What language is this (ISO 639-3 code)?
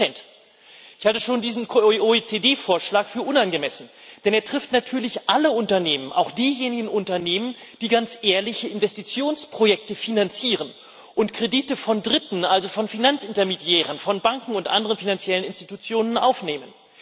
deu